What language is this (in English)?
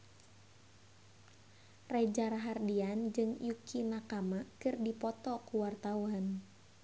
Sundanese